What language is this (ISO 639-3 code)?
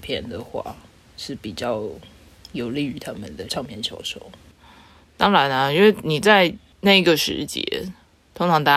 zho